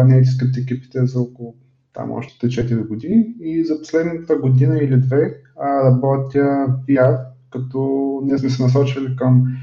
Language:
Bulgarian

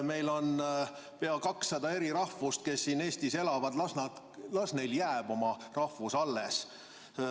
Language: Estonian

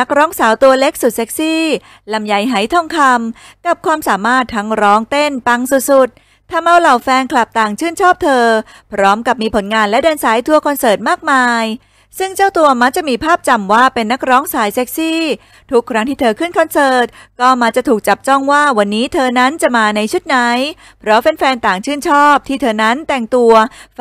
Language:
Thai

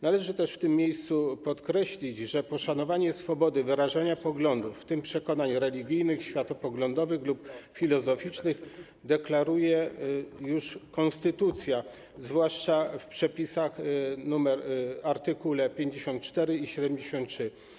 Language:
Polish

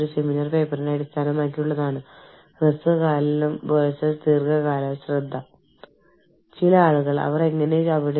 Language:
Malayalam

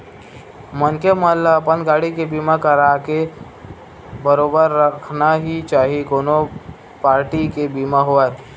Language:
Chhattisgarhi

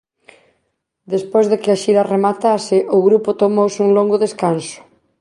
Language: Galician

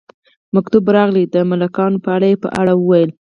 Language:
Pashto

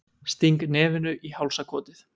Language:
Icelandic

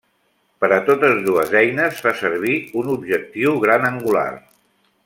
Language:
Catalan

